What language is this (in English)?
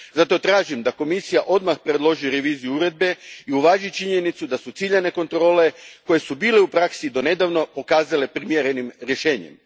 Croatian